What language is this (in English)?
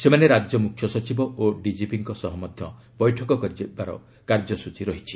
Odia